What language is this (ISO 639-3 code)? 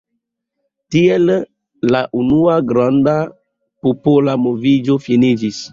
epo